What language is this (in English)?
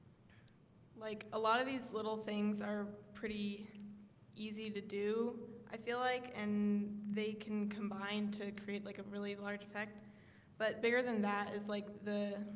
English